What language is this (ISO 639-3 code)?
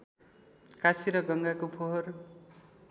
nep